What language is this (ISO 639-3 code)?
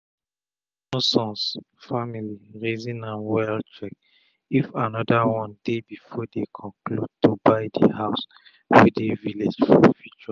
pcm